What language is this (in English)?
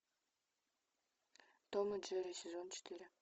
Russian